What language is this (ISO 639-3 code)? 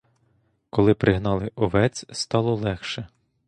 ukr